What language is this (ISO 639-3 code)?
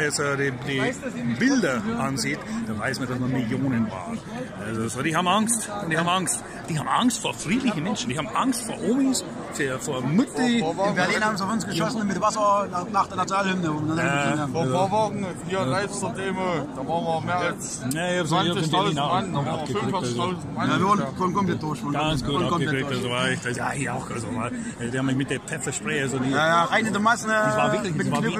deu